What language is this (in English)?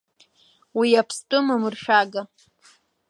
Abkhazian